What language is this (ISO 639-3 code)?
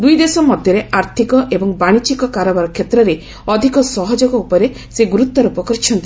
ori